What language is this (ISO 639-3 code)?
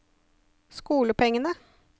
nor